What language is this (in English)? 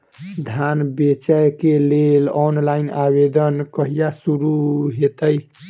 Maithili